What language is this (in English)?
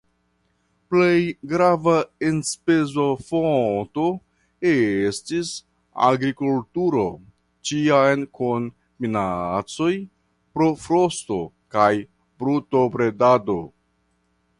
Esperanto